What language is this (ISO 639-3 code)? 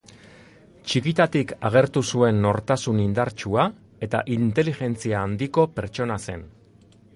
eus